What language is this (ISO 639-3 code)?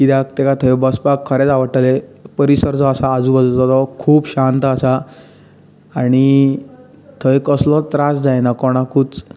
kok